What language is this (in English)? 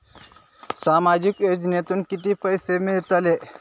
Marathi